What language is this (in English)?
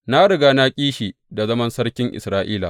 Hausa